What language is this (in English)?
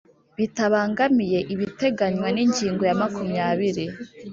Kinyarwanda